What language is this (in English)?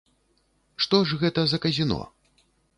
Belarusian